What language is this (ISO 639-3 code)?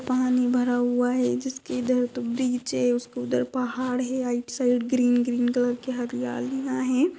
mag